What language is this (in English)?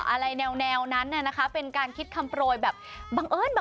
Thai